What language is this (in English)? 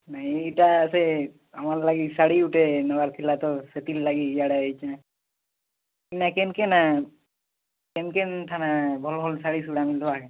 Odia